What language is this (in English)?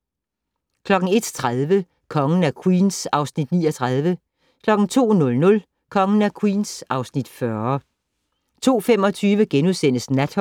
Danish